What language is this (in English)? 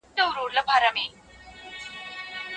Pashto